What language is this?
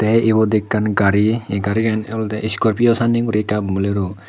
Chakma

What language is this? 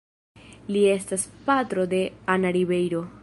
Esperanto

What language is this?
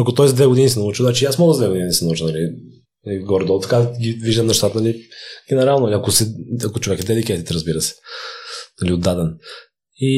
Bulgarian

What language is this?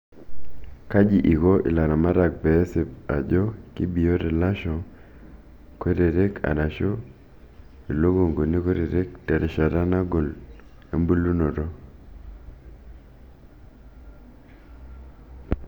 Masai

